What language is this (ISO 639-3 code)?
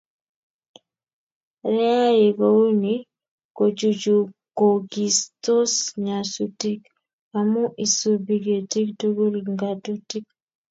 kln